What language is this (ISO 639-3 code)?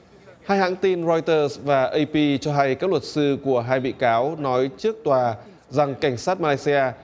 vie